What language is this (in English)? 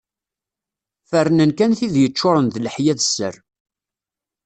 Kabyle